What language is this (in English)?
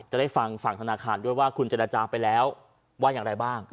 Thai